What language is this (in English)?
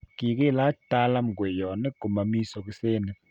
Kalenjin